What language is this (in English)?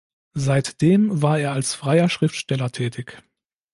German